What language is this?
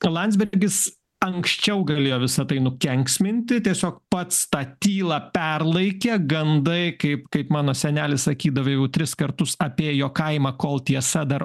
Lithuanian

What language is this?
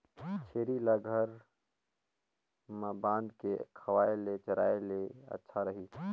Chhattisgarhi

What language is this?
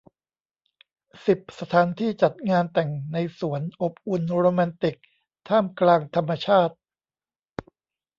Thai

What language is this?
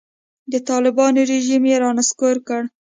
Pashto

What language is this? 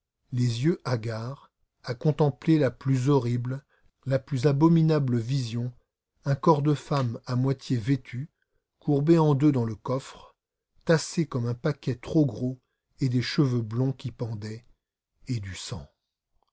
French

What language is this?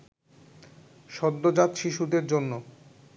Bangla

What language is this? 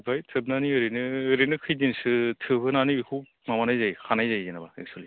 Bodo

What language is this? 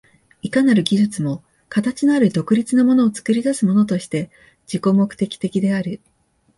Japanese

